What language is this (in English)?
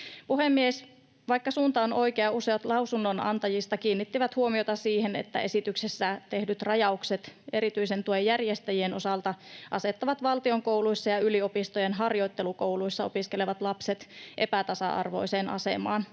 Finnish